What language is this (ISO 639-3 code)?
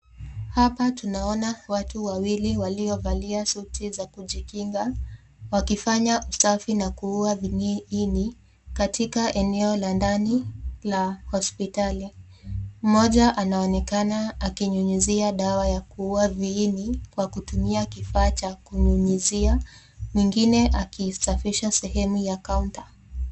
swa